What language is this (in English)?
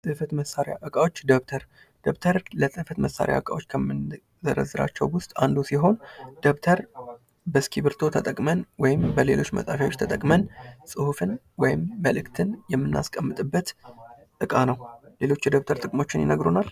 Amharic